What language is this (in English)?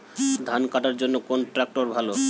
Bangla